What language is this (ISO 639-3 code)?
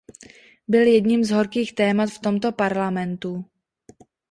ces